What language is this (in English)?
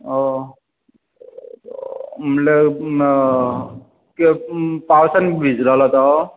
Konkani